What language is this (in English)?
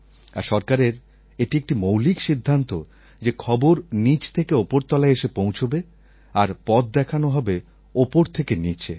Bangla